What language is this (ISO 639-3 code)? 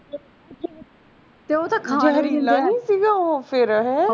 pan